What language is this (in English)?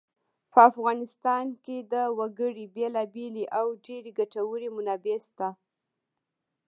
Pashto